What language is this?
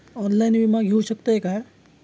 Marathi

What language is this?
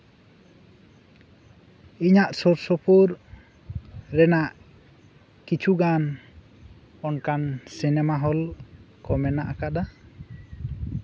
Santali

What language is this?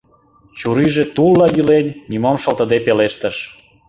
Mari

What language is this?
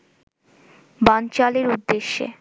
Bangla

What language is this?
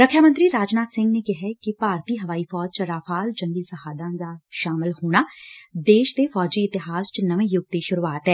Punjabi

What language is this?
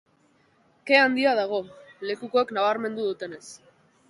Basque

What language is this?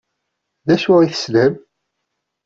Kabyle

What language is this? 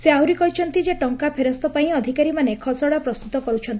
Odia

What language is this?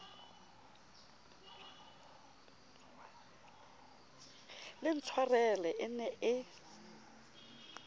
Southern Sotho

